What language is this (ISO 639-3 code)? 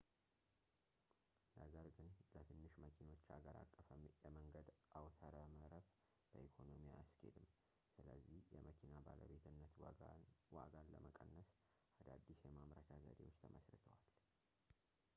amh